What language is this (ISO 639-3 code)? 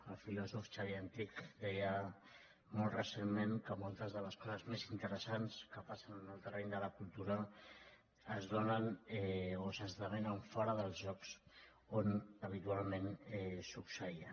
cat